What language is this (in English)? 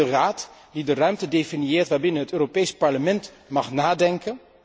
Dutch